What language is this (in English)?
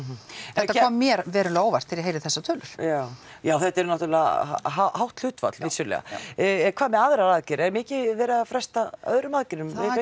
Icelandic